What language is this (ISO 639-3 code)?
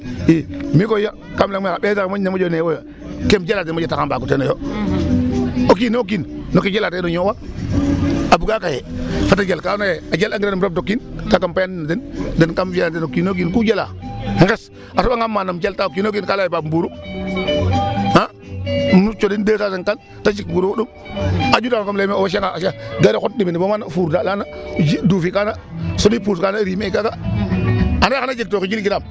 srr